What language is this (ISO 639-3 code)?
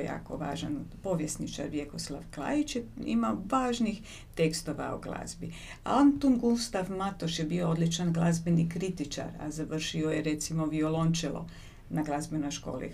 hrv